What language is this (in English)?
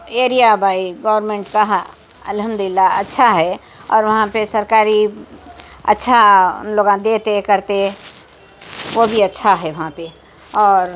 Urdu